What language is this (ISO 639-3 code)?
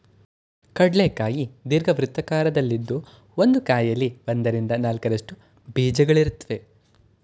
kan